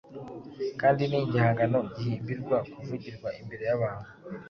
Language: Kinyarwanda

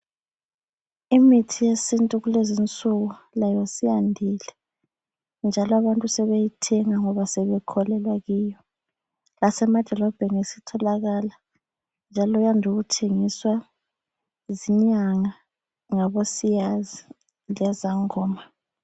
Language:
North Ndebele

